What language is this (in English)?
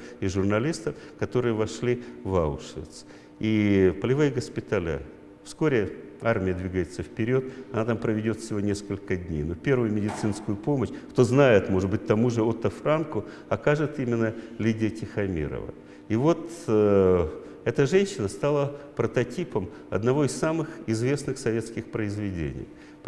Russian